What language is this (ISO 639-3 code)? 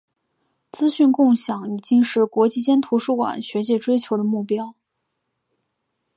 zho